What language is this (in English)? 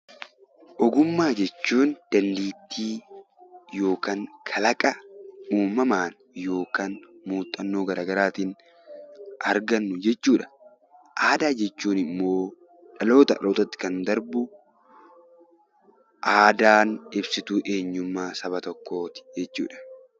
Oromo